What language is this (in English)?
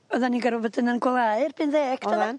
Welsh